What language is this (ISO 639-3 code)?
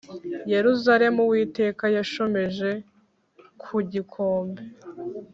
kin